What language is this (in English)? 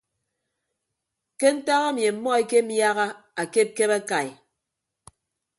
Ibibio